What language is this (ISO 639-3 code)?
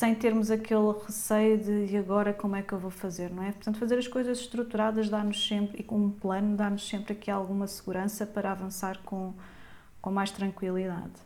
por